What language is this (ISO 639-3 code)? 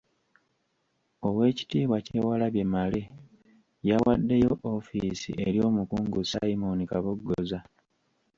lug